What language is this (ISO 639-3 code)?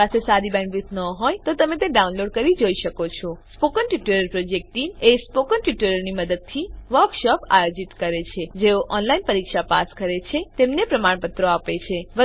guj